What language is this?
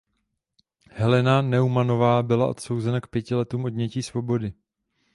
Czech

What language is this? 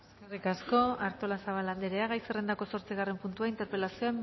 Basque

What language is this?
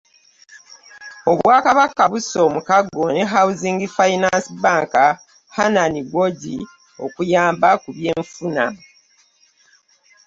Ganda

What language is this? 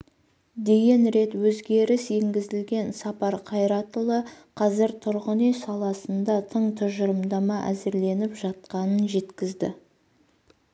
Kazakh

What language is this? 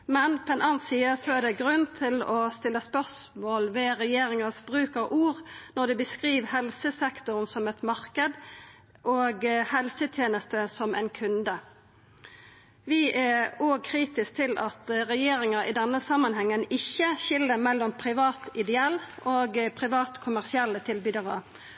Norwegian Nynorsk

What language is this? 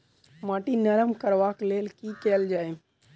Maithili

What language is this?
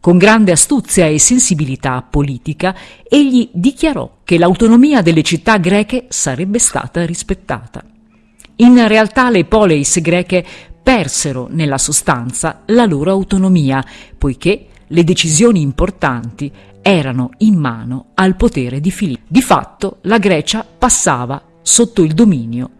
Italian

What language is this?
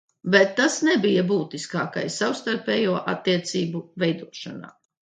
Latvian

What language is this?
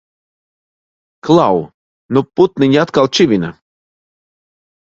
Latvian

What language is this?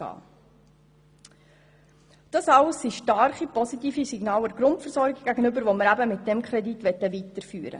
Swiss German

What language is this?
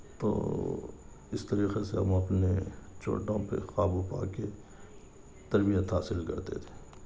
Urdu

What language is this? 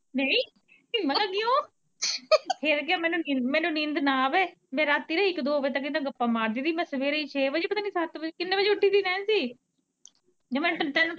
Punjabi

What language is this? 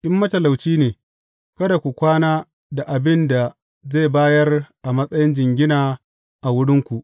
Hausa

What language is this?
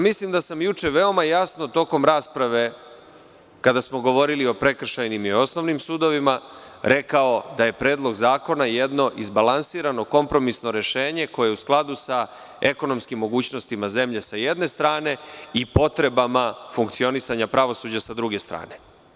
Serbian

